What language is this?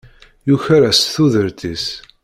Kabyle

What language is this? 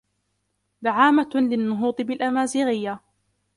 Arabic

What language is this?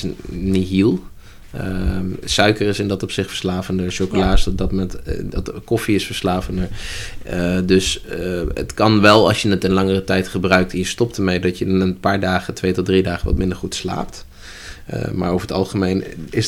Dutch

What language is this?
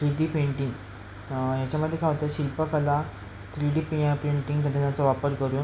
Marathi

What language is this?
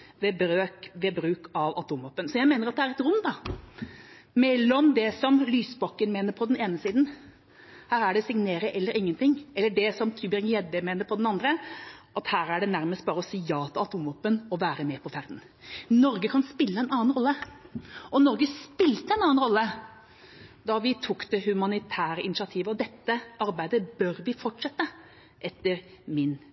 Norwegian Bokmål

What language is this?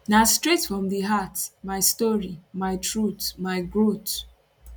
Nigerian Pidgin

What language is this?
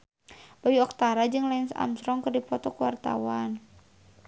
Sundanese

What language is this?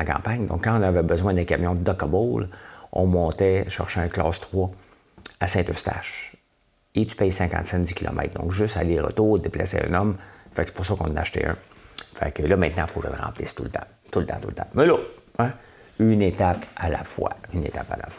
French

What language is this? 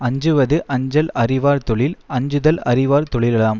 Tamil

